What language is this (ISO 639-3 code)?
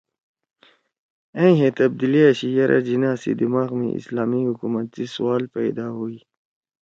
trw